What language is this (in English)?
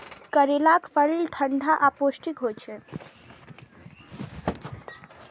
Maithili